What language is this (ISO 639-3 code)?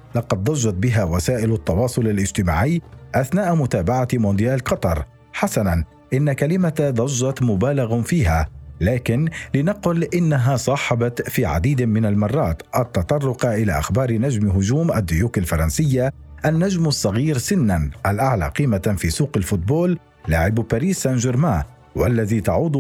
ara